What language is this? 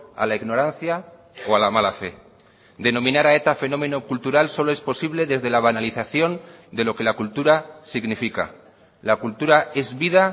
Spanish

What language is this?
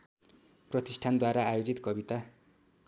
Nepali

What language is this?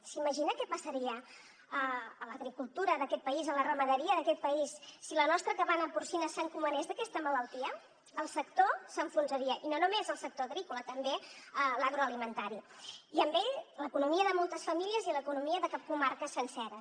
Catalan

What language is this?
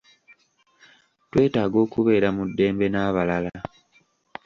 Ganda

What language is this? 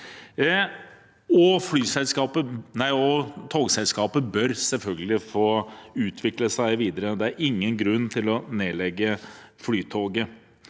Norwegian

